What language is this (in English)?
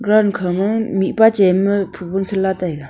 Wancho Naga